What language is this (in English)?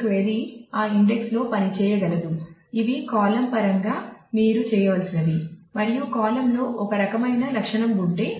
Telugu